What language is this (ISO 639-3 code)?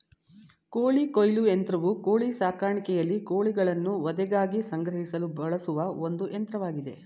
kan